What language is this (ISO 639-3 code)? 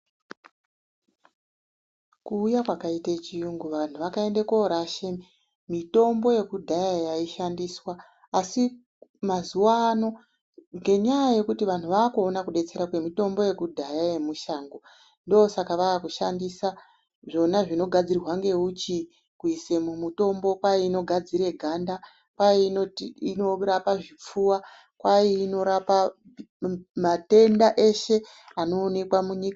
ndc